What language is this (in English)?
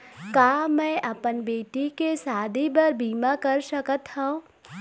Chhattisgarhi